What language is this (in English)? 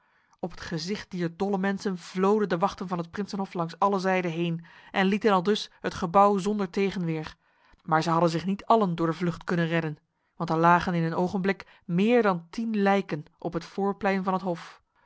Dutch